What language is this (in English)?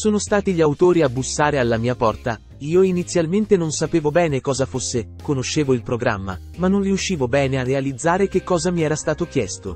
Italian